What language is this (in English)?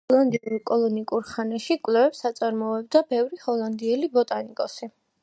Georgian